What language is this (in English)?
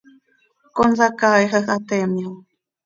Seri